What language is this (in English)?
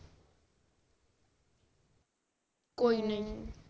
Punjabi